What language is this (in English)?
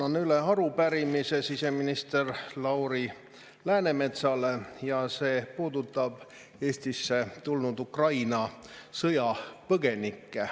Estonian